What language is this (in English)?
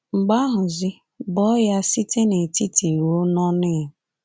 Igbo